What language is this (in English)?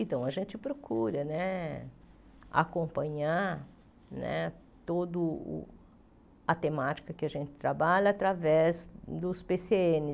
Portuguese